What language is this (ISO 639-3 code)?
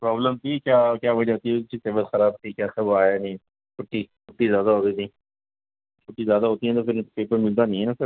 urd